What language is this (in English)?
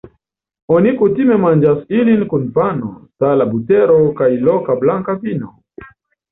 Esperanto